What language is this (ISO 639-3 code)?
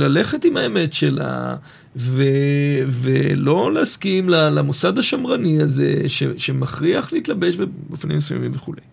heb